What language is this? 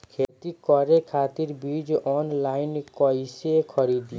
Bhojpuri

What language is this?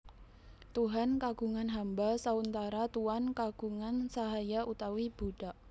Javanese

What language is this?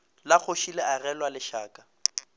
Northern Sotho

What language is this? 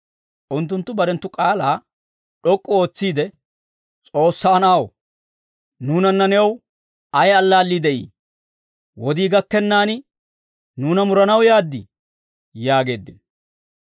Dawro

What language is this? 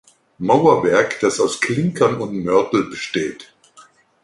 German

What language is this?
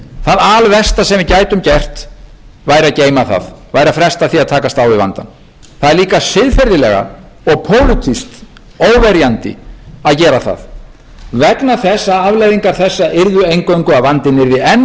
Icelandic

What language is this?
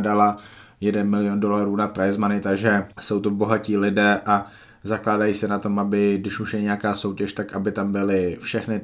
Czech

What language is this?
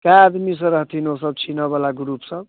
Maithili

